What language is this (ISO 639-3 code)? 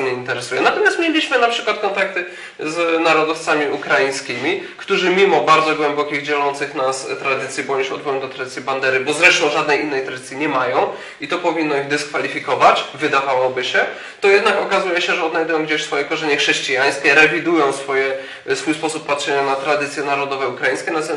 pol